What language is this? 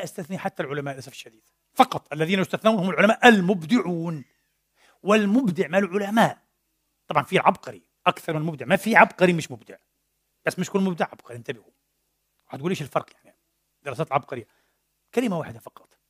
Arabic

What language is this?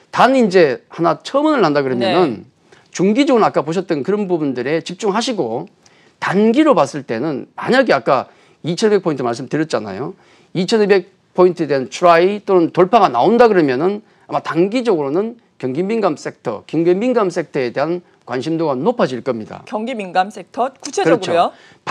Korean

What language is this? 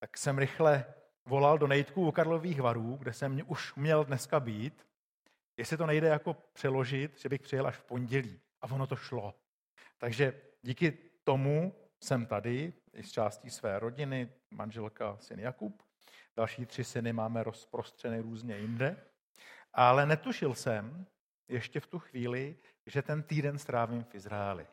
Czech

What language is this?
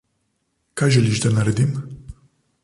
Slovenian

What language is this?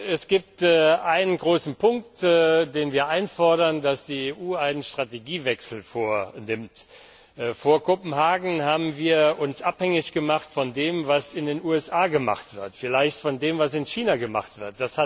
German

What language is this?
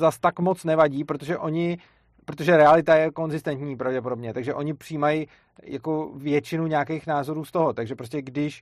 Czech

